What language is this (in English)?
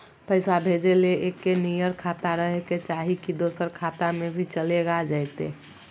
Magahi